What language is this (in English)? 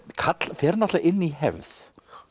Icelandic